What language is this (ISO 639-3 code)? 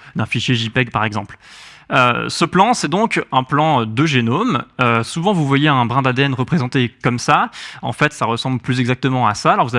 fra